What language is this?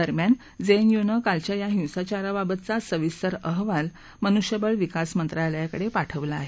Marathi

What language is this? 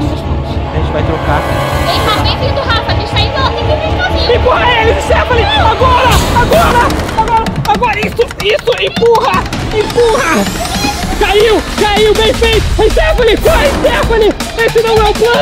Portuguese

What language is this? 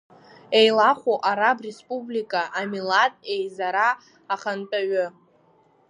Abkhazian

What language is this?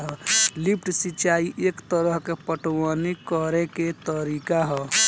Bhojpuri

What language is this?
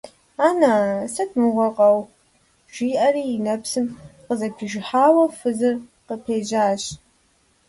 Kabardian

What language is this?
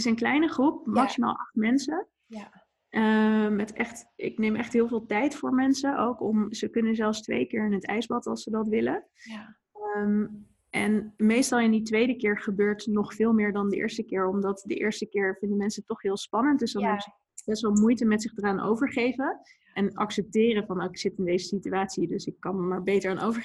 Dutch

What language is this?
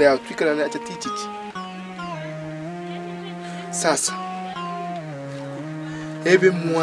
French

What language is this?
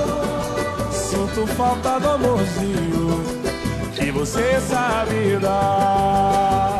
Portuguese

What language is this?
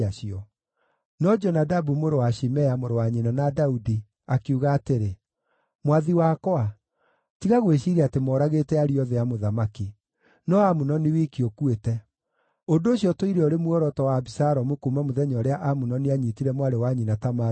Kikuyu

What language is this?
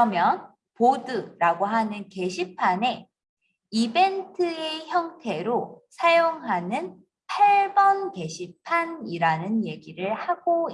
Korean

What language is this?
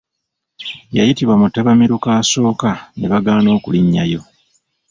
Ganda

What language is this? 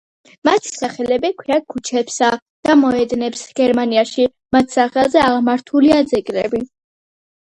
Georgian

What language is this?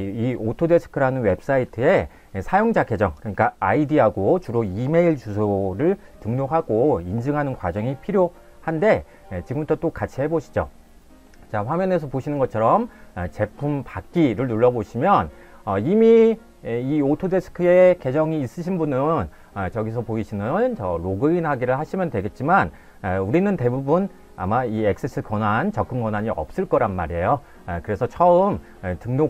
Korean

